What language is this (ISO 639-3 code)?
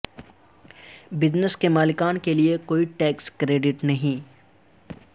urd